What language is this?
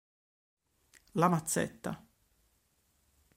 Italian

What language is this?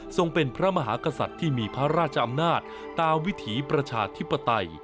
Thai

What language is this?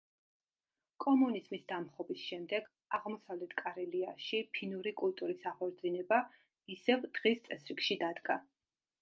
Georgian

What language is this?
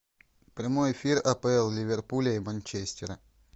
Russian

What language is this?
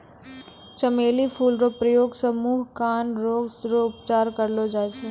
Maithili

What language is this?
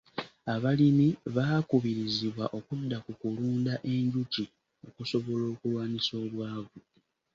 Ganda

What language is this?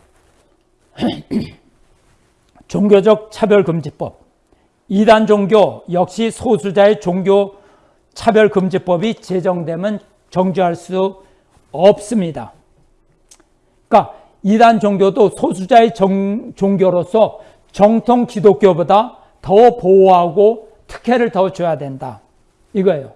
Korean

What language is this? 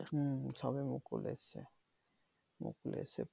Bangla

